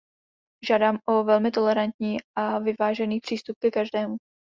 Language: Czech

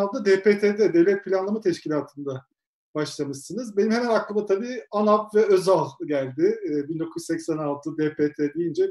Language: Turkish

